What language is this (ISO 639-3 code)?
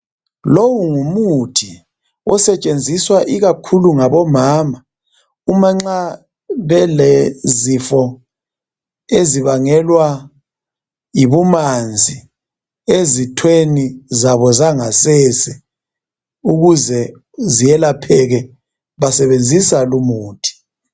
nde